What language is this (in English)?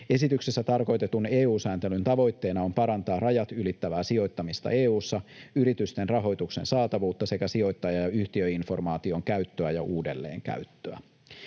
Finnish